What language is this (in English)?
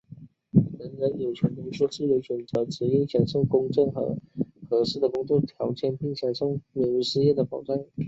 Chinese